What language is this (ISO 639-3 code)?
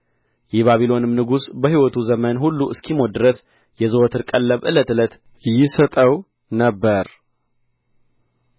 amh